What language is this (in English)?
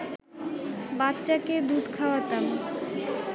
Bangla